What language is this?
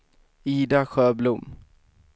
Swedish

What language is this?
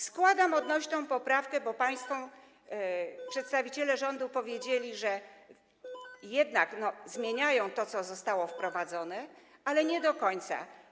Polish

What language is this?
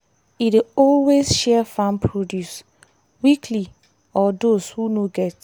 Nigerian Pidgin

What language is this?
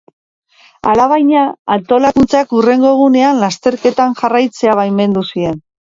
Basque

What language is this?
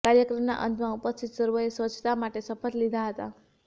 Gujarati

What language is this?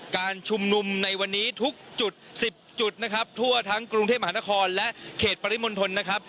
Thai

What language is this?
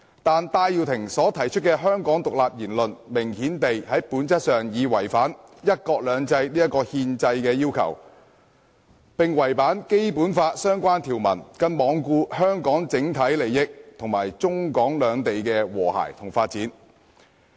Cantonese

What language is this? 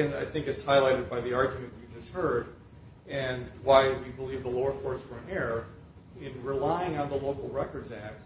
English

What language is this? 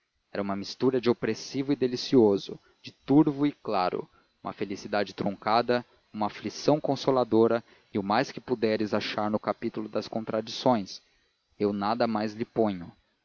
Portuguese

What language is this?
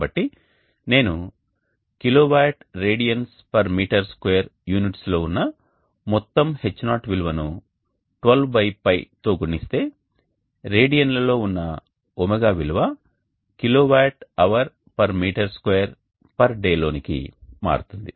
Telugu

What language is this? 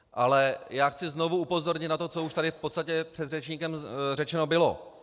Czech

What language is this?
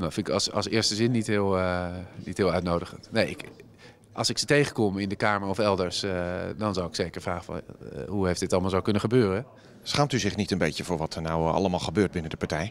Dutch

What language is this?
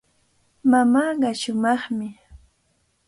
Cajatambo North Lima Quechua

